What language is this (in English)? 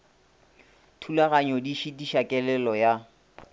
Northern Sotho